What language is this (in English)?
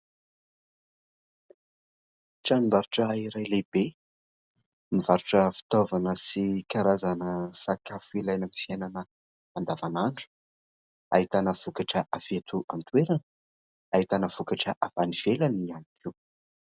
Malagasy